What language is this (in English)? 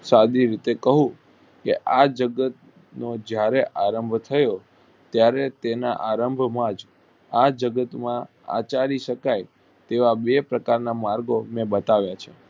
Gujarati